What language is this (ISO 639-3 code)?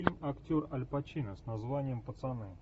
rus